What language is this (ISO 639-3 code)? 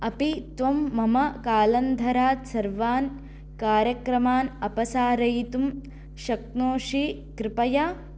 san